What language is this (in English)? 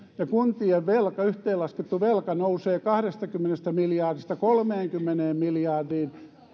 Finnish